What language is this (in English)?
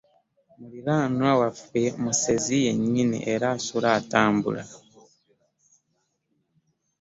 Ganda